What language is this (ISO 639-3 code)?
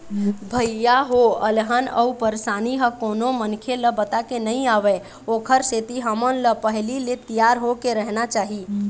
hne